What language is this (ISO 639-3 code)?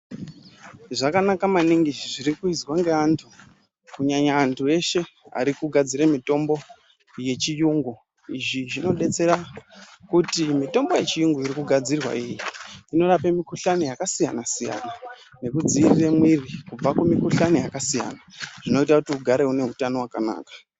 ndc